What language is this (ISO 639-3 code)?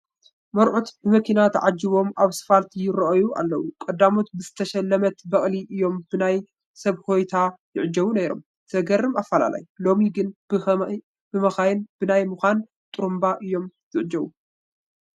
tir